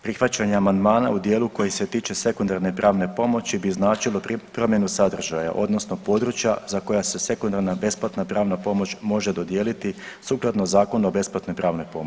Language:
Croatian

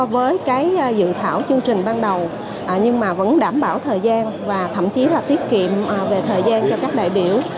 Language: Vietnamese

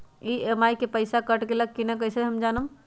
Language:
Magahi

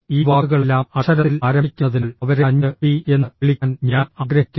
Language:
Malayalam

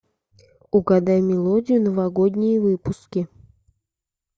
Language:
Russian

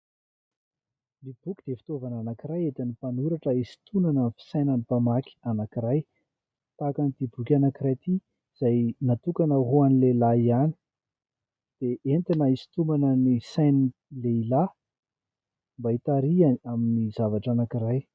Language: Malagasy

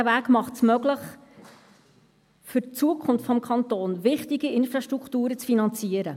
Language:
Swiss German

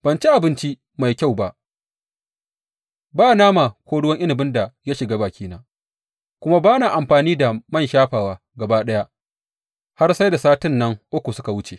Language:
Hausa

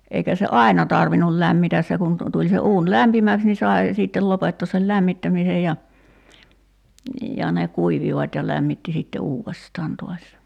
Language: Finnish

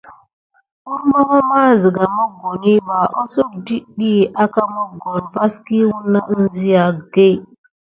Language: Gidar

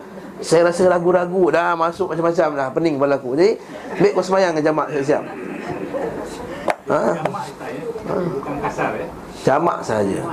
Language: Malay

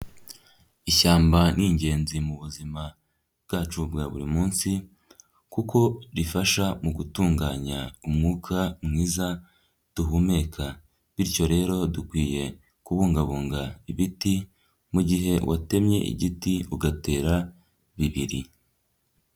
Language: Kinyarwanda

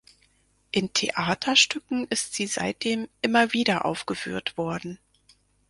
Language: German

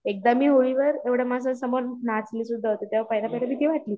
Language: Marathi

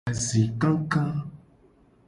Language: Gen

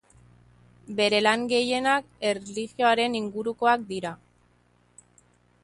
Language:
Basque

